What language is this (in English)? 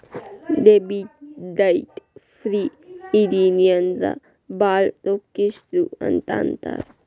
Kannada